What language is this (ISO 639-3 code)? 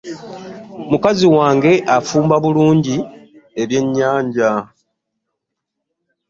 lug